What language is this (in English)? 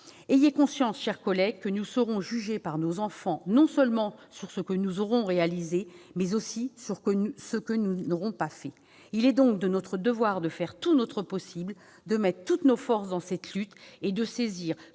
French